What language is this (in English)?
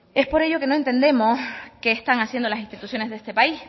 Spanish